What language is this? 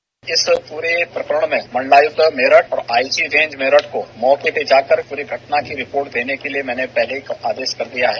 Hindi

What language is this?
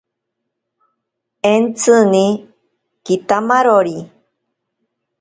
Ashéninka Perené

